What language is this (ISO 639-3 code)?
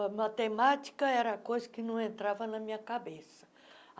por